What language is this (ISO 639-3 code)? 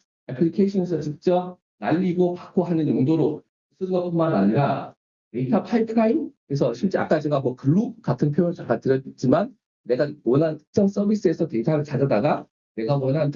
kor